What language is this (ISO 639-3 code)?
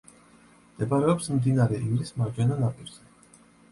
kat